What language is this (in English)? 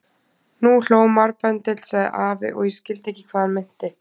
Icelandic